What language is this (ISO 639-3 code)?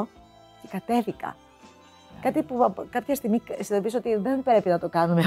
ell